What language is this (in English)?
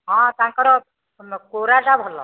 Odia